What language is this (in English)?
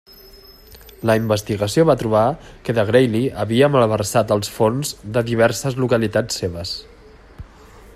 Catalan